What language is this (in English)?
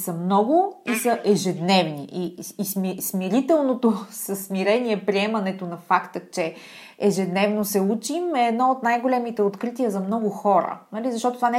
Bulgarian